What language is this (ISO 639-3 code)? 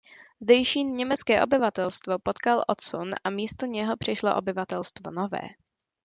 ces